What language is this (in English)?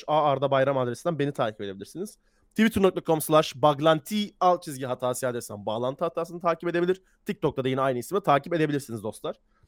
Turkish